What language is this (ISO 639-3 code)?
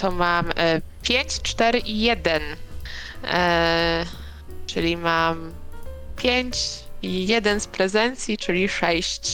pol